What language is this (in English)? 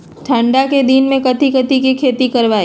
Magahi